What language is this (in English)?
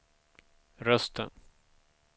Swedish